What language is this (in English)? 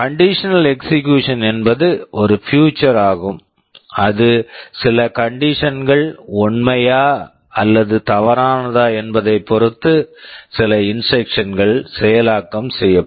Tamil